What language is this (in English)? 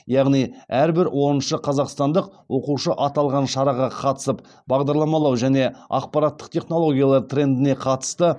Kazakh